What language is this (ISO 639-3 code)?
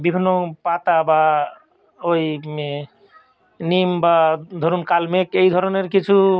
ben